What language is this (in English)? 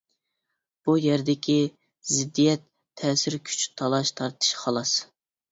Uyghur